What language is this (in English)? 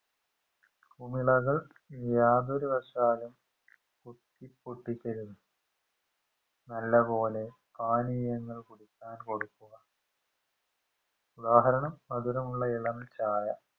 Malayalam